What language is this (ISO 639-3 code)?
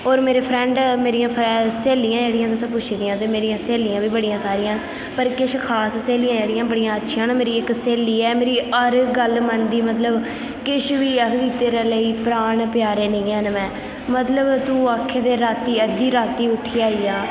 doi